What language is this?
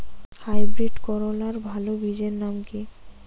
Bangla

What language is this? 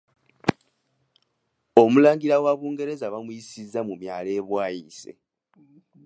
Ganda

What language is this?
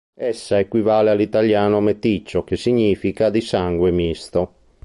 Italian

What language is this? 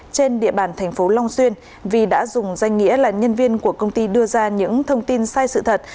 Vietnamese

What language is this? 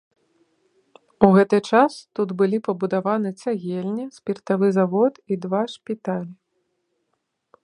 Belarusian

